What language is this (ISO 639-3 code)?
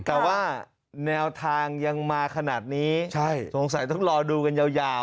tha